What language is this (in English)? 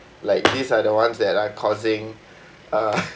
English